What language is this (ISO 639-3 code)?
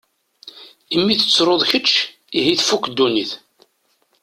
kab